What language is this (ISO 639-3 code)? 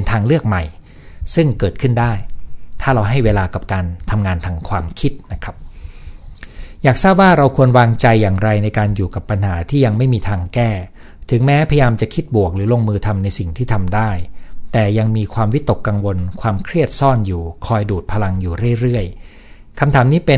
tha